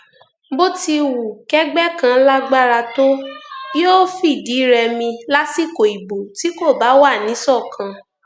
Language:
Yoruba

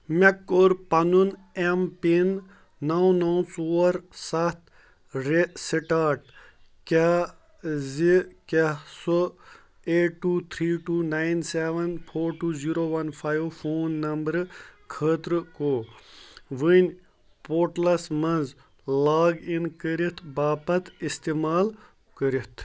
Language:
Kashmiri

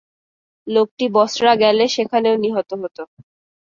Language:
Bangla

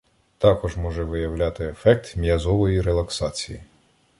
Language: Ukrainian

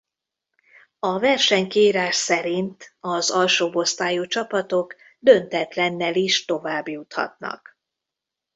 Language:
Hungarian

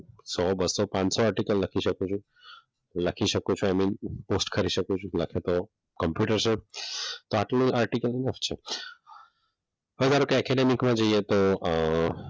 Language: Gujarati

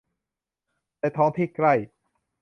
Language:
Thai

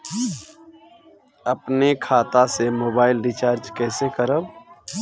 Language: Bhojpuri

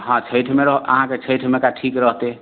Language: Maithili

